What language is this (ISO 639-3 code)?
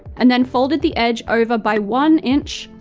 eng